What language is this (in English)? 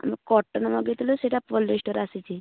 Odia